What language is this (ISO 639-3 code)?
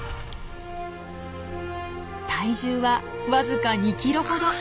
jpn